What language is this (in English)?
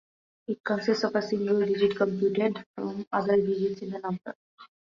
English